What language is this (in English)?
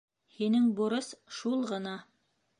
Bashkir